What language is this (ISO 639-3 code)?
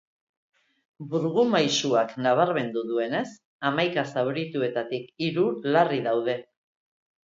eus